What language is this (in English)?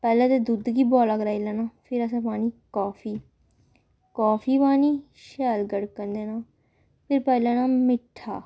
Dogri